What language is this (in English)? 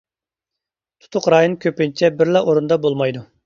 Uyghur